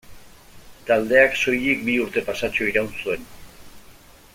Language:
Basque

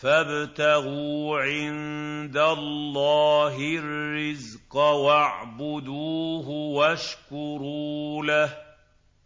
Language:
Arabic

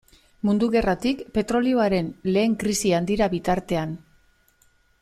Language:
Basque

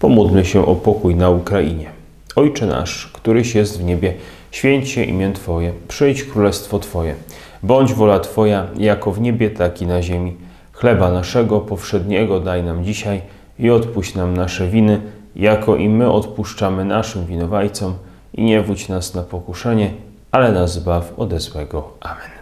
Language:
Polish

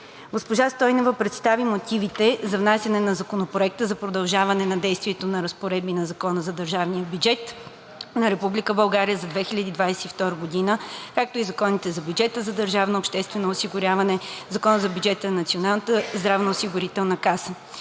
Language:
Bulgarian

